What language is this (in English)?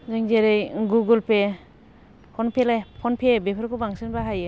Bodo